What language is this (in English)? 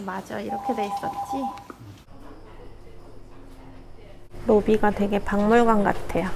Korean